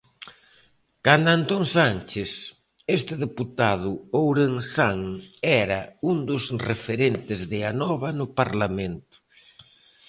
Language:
Galician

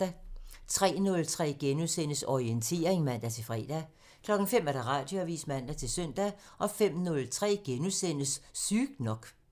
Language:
Danish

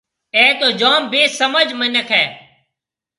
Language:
Marwari (Pakistan)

